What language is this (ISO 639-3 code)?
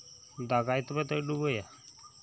sat